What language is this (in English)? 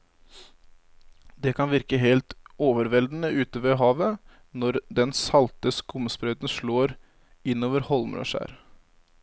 Norwegian